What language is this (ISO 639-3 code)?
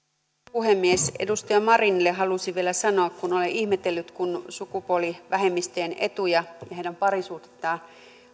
fin